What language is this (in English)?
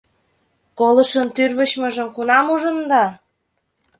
Mari